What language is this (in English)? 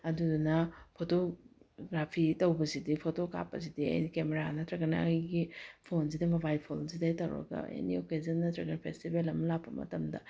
Manipuri